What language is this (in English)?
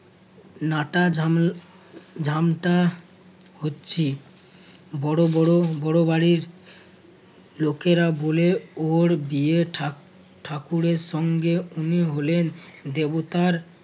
Bangla